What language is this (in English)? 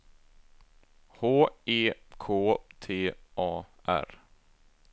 Swedish